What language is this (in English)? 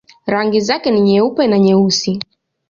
Swahili